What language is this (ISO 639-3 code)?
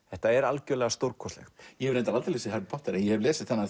isl